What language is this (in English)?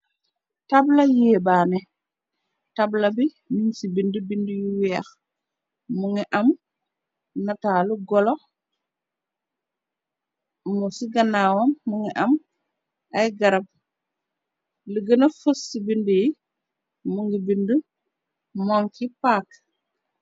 Wolof